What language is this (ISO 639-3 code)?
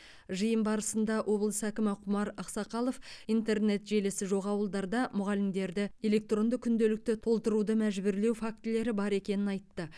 kaz